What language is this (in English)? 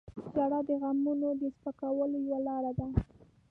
Pashto